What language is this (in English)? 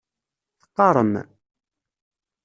Kabyle